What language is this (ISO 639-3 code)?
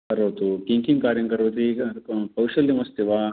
san